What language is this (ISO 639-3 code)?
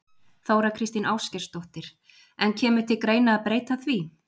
isl